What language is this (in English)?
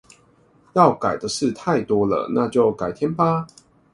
Chinese